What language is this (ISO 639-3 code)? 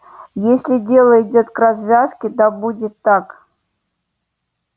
rus